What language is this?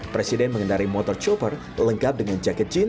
Indonesian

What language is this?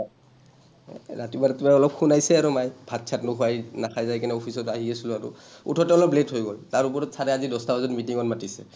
Assamese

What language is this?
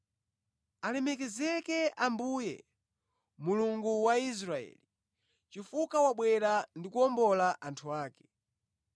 Nyanja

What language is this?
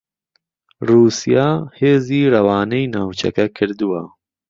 Central Kurdish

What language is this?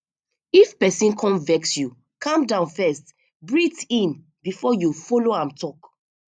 Nigerian Pidgin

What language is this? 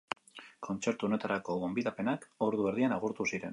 Basque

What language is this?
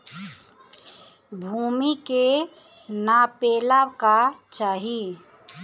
Bhojpuri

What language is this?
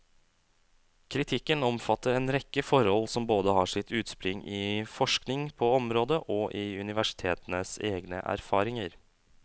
Norwegian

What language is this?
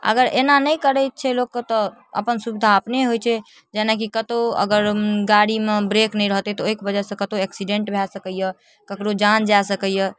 Maithili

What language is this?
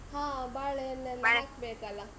Kannada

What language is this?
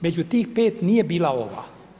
Croatian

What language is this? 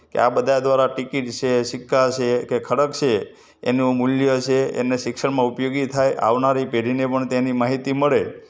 Gujarati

